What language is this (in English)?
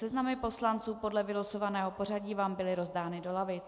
Czech